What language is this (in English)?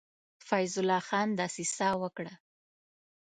Pashto